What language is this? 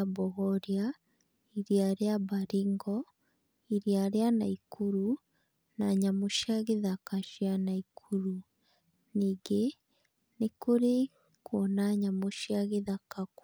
Kikuyu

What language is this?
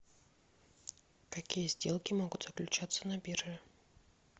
Russian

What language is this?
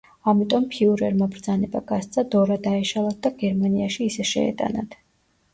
Georgian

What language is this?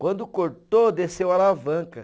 Portuguese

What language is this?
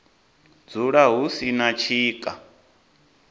Venda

